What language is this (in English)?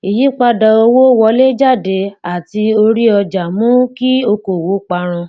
Yoruba